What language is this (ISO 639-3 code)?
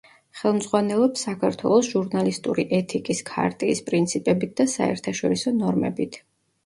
kat